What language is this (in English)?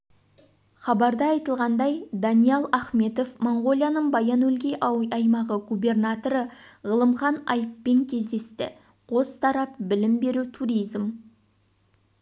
Kazakh